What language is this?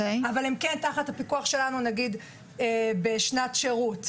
Hebrew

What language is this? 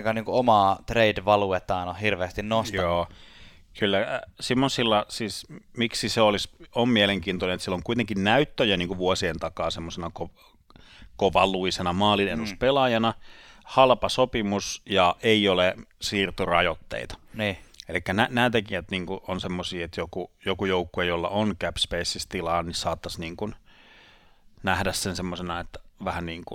Finnish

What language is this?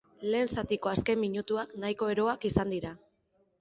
Basque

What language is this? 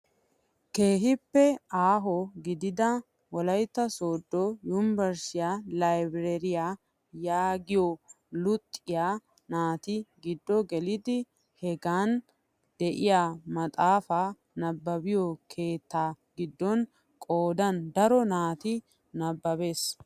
Wolaytta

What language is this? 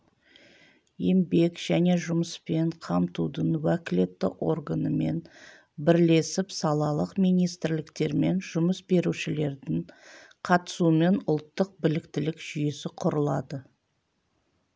Kazakh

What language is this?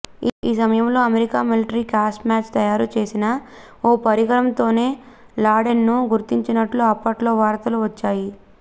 Telugu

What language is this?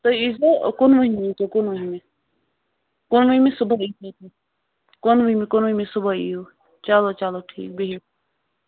Kashmiri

